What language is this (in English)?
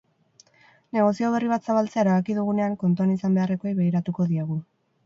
Basque